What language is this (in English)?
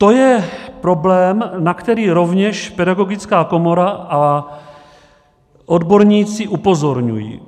Czech